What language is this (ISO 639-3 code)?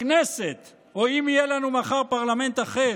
heb